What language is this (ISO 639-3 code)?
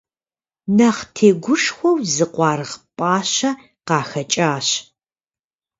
kbd